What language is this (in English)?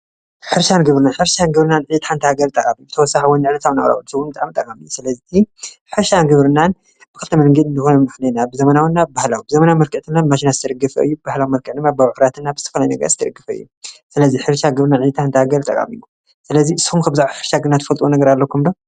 Tigrinya